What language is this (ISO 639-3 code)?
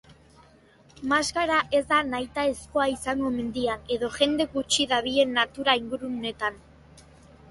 eus